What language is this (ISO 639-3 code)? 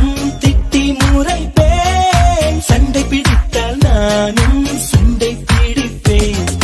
tha